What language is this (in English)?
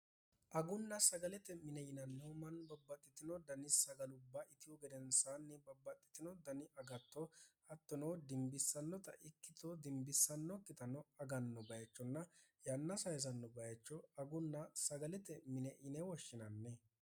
Sidamo